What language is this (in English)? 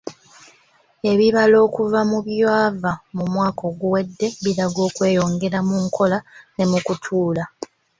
Ganda